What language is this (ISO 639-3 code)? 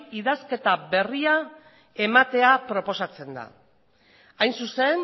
eus